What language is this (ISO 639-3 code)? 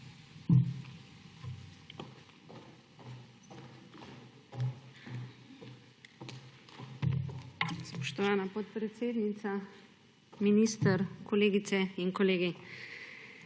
slv